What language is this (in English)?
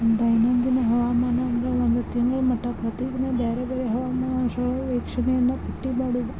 Kannada